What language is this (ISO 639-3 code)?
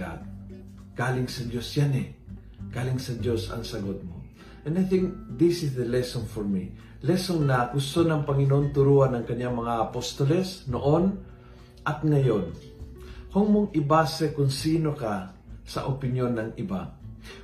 fil